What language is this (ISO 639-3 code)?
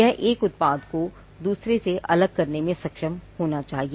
hin